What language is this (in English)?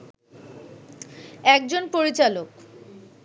Bangla